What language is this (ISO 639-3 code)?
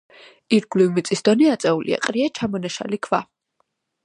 kat